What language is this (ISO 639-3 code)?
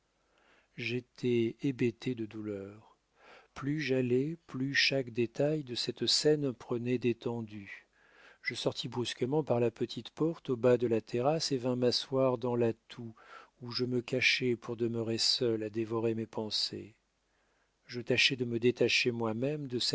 fra